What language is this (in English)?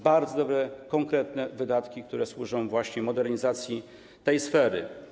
Polish